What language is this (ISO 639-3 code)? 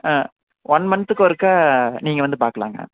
tam